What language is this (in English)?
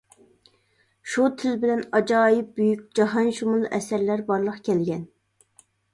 Uyghur